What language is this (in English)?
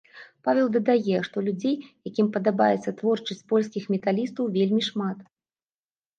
Belarusian